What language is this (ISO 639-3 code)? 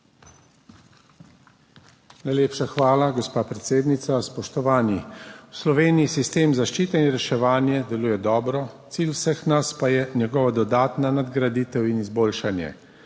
slv